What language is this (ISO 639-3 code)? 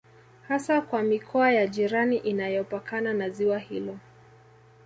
swa